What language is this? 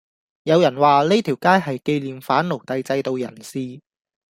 Cantonese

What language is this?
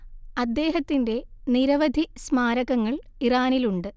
Malayalam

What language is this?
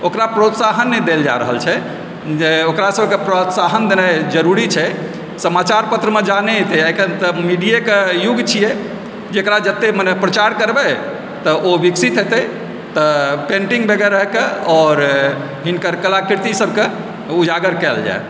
Maithili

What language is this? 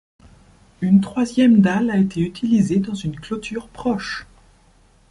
French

